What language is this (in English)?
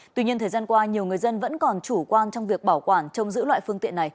Vietnamese